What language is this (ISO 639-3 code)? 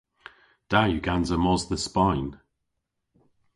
cor